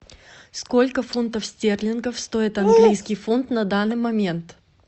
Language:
Russian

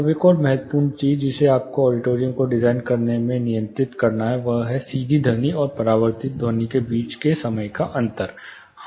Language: Hindi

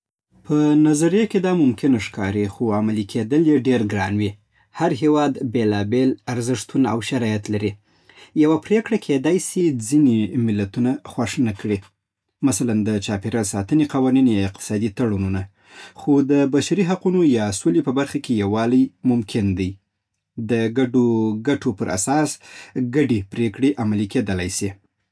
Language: Southern Pashto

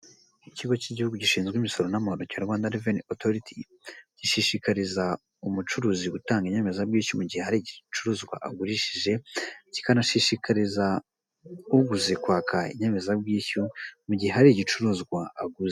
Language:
Kinyarwanda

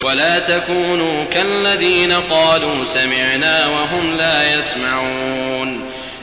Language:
Arabic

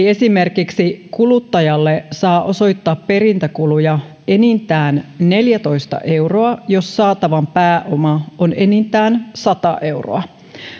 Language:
Finnish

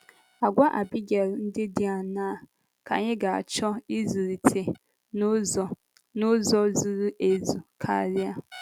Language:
Igbo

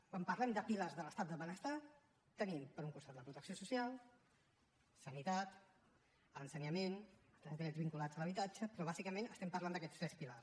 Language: Catalan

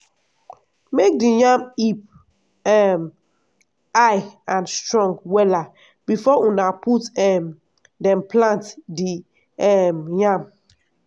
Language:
Nigerian Pidgin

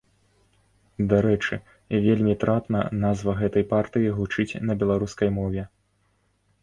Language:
Belarusian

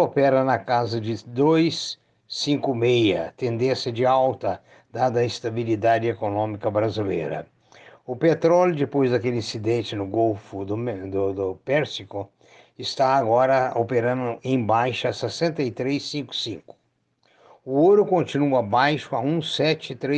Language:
Portuguese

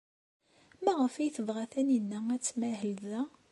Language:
Kabyle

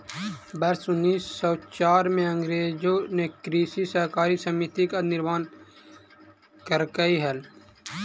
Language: Magahi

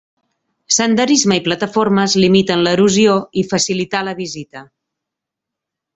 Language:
Catalan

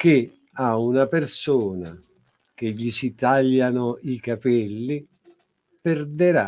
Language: Italian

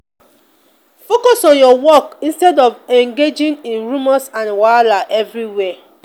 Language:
Nigerian Pidgin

